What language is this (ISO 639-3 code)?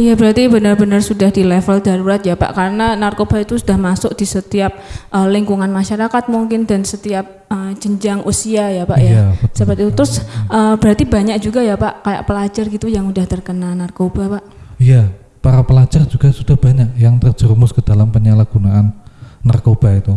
ind